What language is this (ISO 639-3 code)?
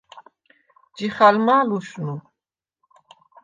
sva